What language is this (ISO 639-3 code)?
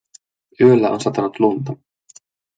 fin